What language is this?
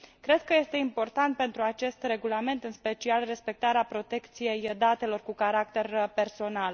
Romanian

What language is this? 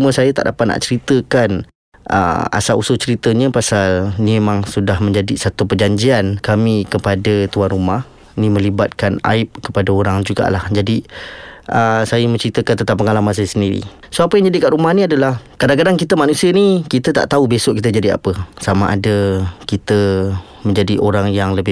Malay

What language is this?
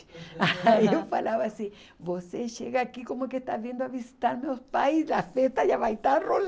Portuguese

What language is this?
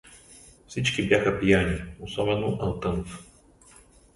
Bulgarian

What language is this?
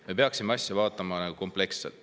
Estonian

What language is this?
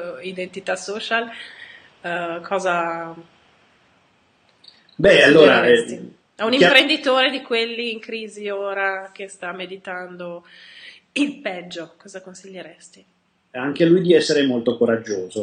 Italian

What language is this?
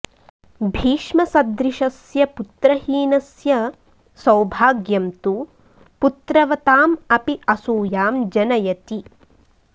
Sanskrit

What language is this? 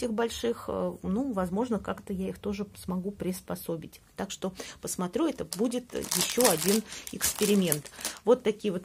Russian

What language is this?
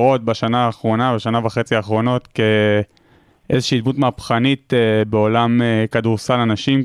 Hebrew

